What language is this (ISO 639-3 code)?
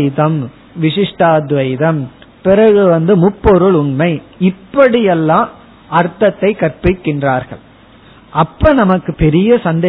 tam